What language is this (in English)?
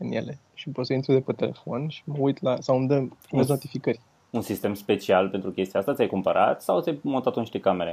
Romanian